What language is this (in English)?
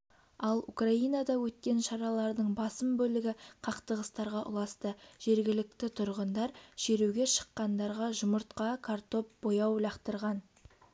Kazakh